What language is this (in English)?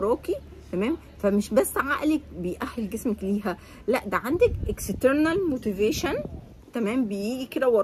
Arabic